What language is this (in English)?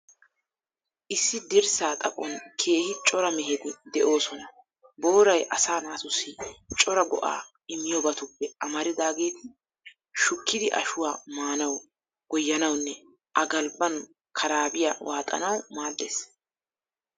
Wolaytta